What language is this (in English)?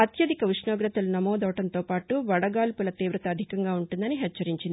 Telugu